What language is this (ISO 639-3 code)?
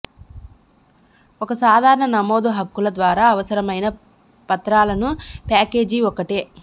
tel